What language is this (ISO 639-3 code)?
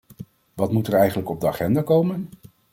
nld